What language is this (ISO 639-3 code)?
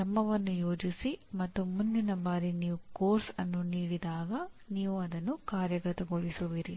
kan